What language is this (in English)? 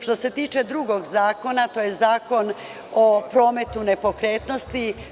Serbian